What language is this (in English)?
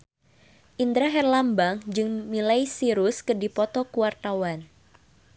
Sundanese